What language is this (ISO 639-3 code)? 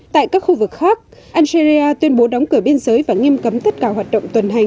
vie